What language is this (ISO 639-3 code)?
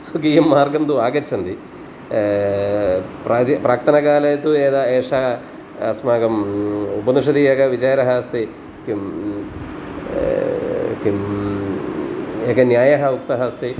san